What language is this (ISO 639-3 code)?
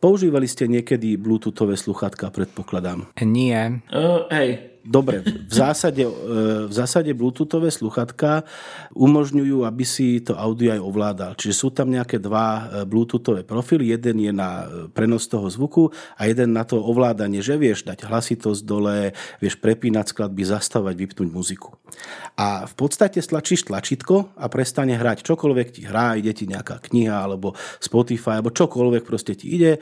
slk